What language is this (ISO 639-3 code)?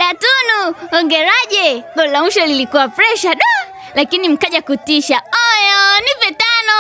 swa